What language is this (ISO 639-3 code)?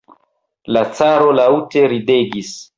epo